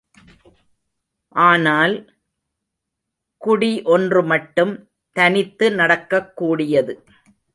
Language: Tamil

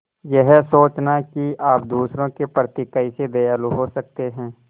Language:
Hindi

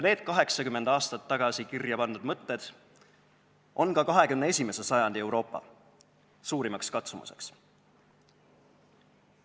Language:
Estonian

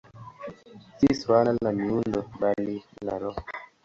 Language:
Swahili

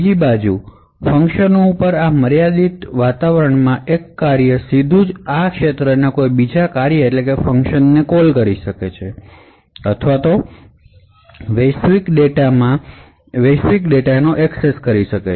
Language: Gujarati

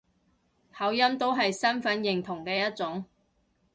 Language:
Cantonese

